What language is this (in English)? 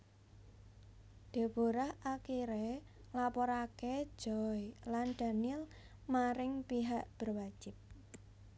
Javanese